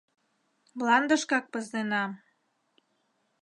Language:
Mari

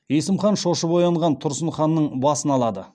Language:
Kazakh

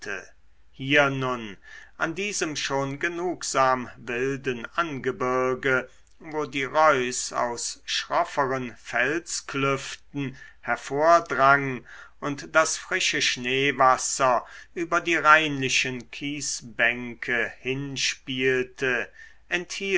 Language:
German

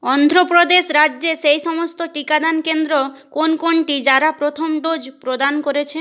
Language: Bangla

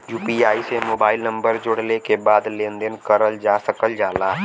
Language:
Bhojpuri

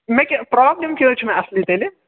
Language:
Kashmiri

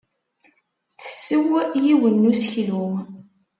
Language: Kabyle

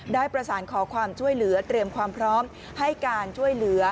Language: Thai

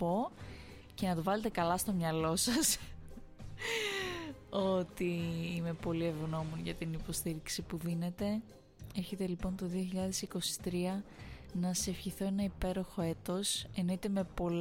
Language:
Greek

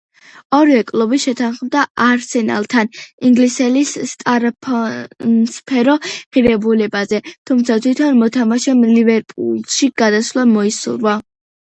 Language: Georgian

